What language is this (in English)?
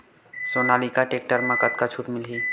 Chhattisgarhi